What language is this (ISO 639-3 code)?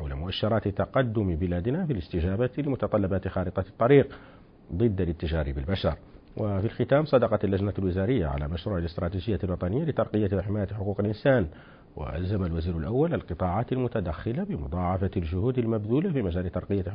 ara